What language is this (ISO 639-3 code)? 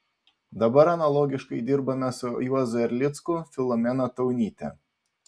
lit